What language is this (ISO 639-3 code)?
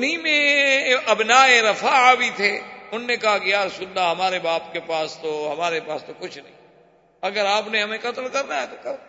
urd